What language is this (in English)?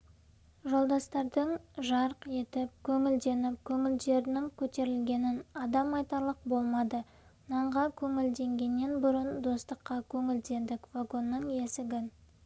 Kazakh